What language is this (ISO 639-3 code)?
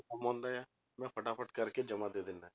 pan